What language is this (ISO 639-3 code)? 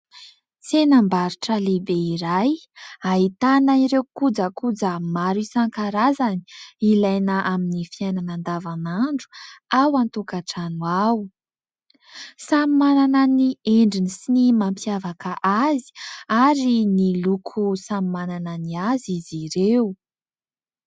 mlg